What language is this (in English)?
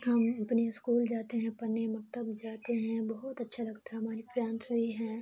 Urdu